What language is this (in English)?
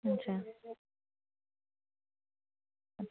Dogri